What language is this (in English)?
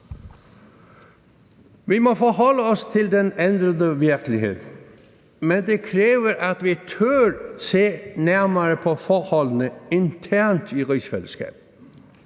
Danish